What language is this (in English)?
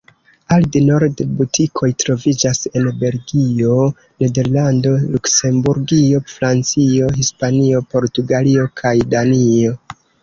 Esperanto